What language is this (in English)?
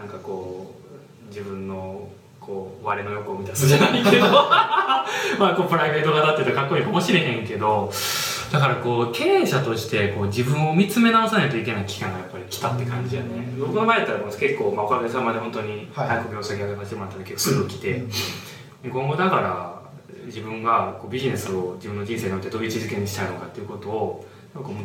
Japanese